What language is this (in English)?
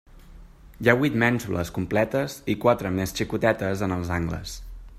Catalan